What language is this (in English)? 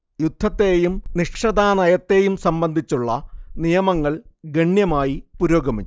Malayalam